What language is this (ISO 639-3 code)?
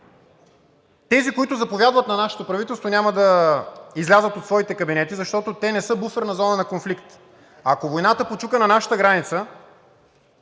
bul